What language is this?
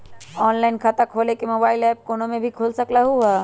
Magahi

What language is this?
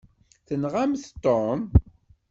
Kabyle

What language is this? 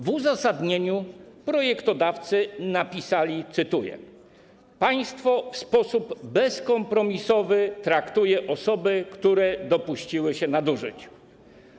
Polish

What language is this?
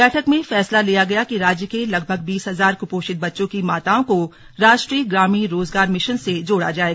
Hindi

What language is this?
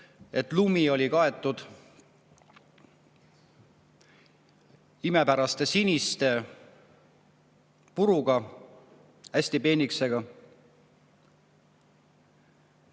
Estonian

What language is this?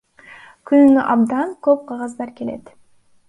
Kyrgyz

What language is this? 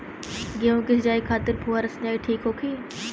Bhojpuri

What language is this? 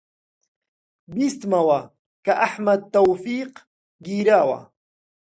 Central Kurdish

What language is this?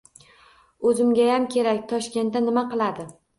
Uzbek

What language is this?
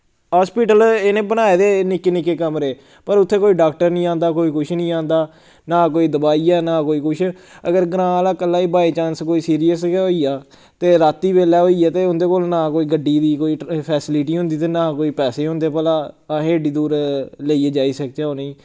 Dogri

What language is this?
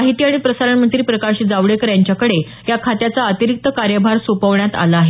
Marathi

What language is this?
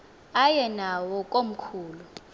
Xhosa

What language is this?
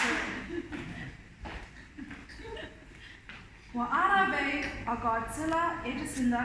Spanish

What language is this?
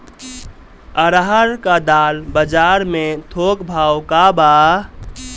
Bhojpuri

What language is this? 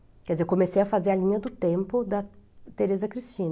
Portuguese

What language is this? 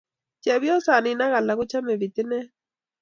Kalenjin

